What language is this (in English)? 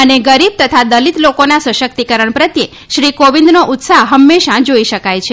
Gujarati